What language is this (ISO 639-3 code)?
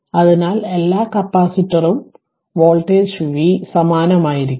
mal